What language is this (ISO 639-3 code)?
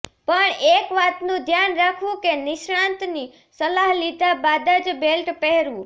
guj